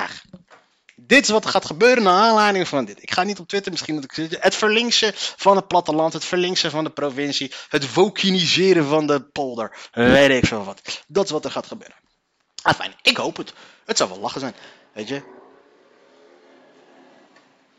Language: Dutch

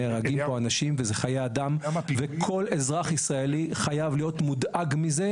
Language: Hebrew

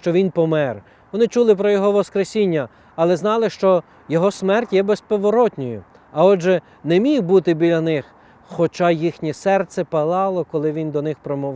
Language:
Ukrainian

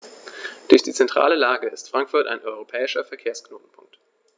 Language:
German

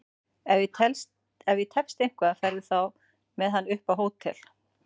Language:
Icelandic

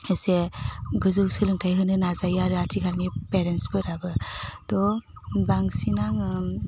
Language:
Bodo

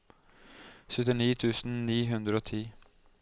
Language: Norwegian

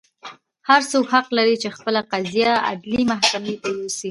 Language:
Pashto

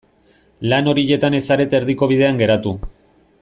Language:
Basque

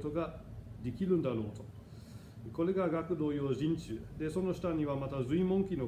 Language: Japanese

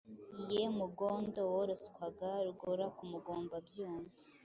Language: Kinyarwanda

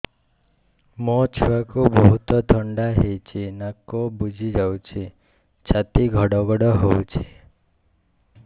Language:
Odia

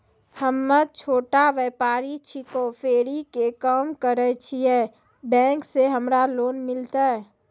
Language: Maithili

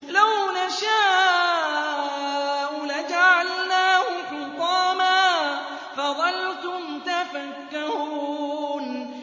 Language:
Arabic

